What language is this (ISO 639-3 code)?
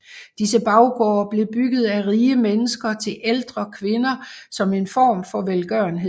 dan